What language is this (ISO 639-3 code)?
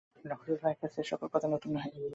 ben